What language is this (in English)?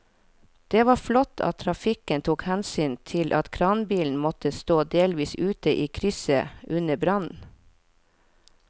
Norwegian